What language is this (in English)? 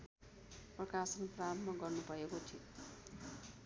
Nepali